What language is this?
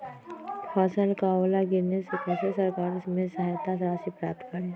Magahi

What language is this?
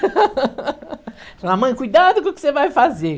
Portuguese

